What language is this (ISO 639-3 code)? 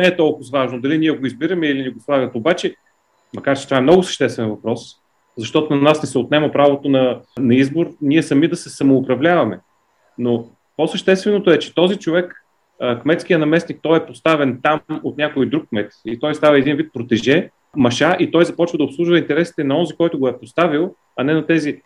bul